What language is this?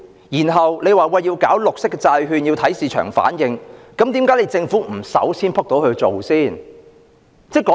Cantonese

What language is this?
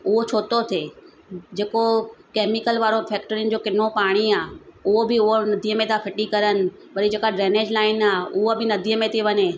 Sindhi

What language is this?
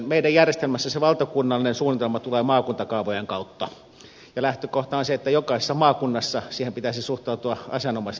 Finnish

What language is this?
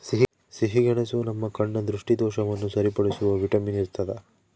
Kannada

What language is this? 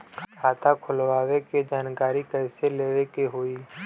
Bhojpuri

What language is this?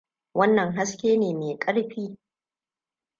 Hausa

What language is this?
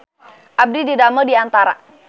Sundanese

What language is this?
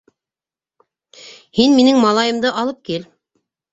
Bashkir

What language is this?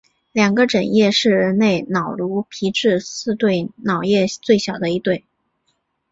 Chinese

